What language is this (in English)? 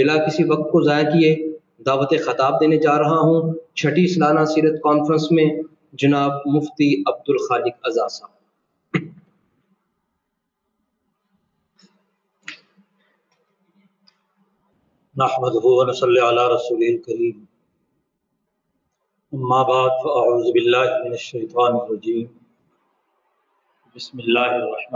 Urdu